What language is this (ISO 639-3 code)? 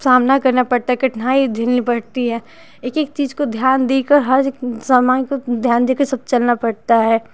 hin